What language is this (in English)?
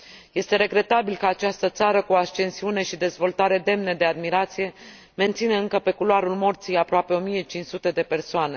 Romanian